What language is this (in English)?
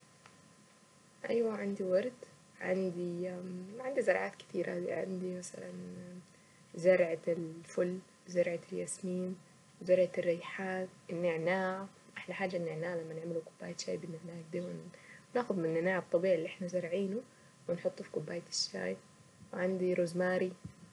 Saidi Arabic